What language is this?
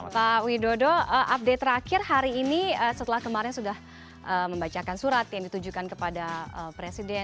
Indonesian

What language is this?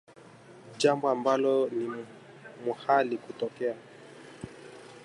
Swahili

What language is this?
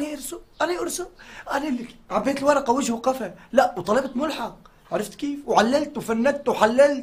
Arabic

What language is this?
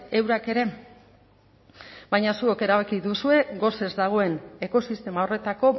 Basque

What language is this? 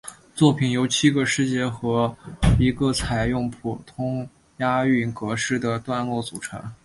Chinese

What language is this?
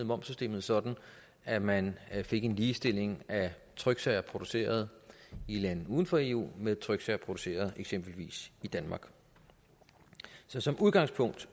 Danish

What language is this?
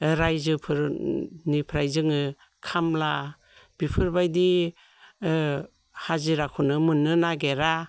Bodo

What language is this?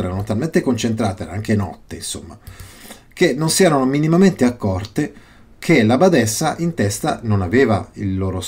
Italian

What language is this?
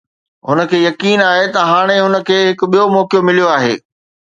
Sindhi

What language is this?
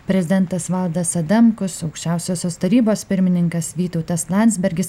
Lithuanian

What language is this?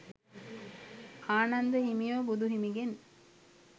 Sinhala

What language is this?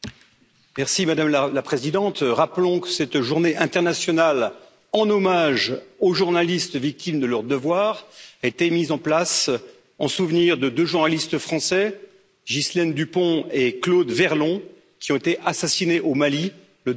French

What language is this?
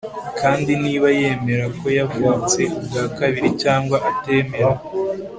Kinyarwanda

